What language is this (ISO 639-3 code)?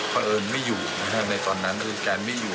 tha